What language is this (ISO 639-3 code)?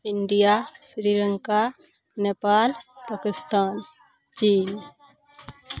mai